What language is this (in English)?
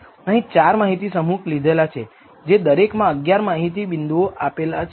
Gujarati